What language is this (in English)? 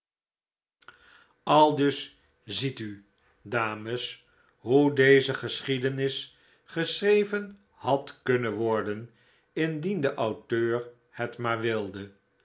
Dutch